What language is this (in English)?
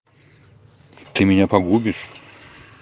Russian